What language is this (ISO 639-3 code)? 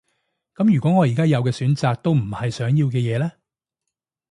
yue